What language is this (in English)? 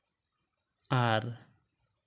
Santali